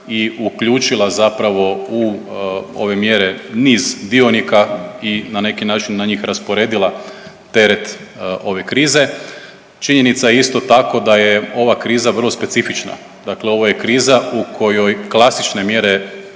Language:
Croatian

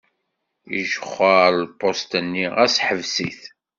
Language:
Kabyle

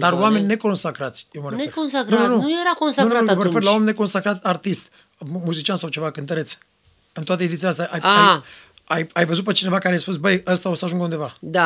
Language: Romanian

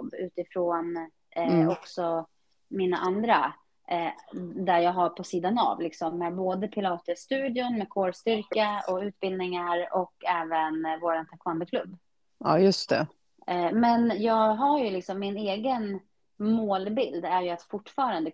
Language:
Swedish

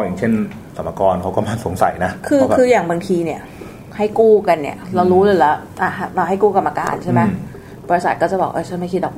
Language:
Thai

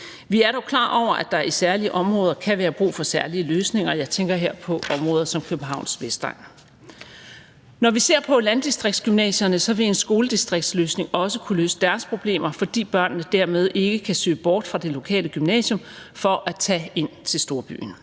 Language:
Danish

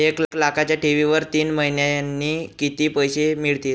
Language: Marathi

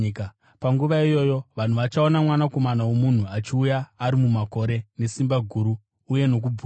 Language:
Shona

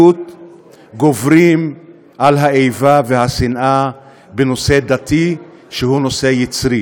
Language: Hebrew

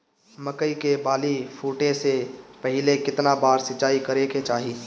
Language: Bhojpuri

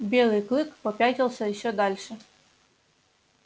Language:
Russian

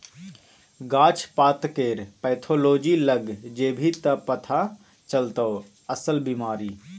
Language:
Maithili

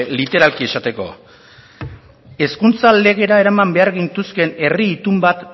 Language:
Basque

